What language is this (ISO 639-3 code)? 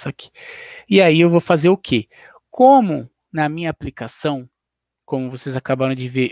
por